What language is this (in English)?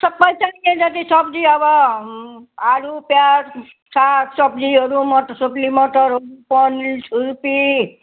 Nepali